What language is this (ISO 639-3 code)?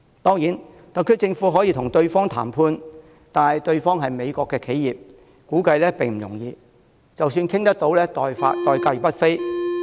yue